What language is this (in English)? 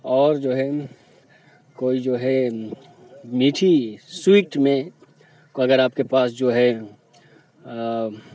Urdu